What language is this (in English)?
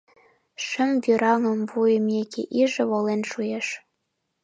Mari